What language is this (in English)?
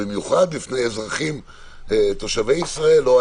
Hebrew